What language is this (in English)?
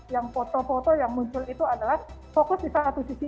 Indonesian